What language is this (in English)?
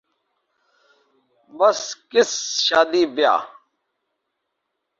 Urdu